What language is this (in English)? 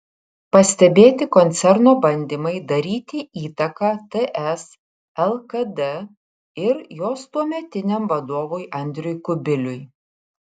Lithuanian